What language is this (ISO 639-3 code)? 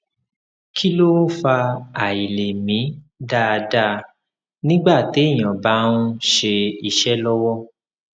yor